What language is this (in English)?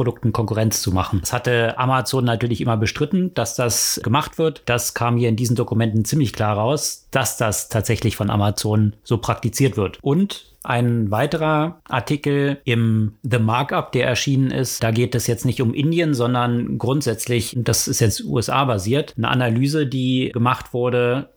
German